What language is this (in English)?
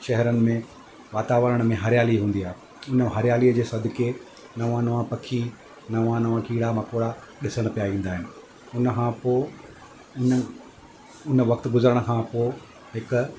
Sindhi